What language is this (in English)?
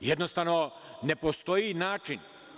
Serbian